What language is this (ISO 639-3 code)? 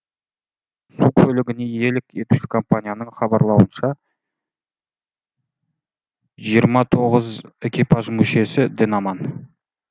kaz